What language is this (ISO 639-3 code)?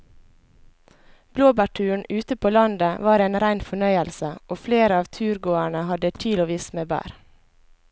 nor